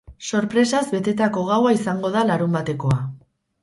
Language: Basque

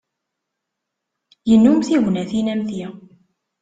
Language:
Kabyle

